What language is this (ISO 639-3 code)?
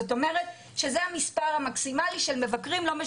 heb